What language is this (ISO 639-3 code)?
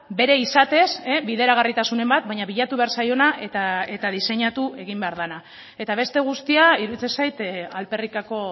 eus